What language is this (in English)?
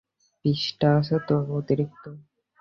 Bangla